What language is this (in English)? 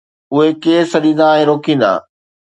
Sindhi